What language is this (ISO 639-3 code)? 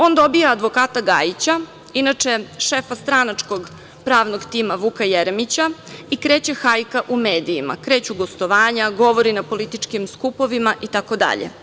srp